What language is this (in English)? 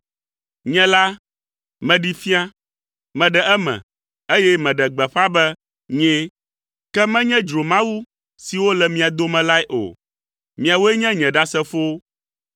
Ewe